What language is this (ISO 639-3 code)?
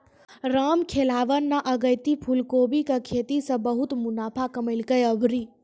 mai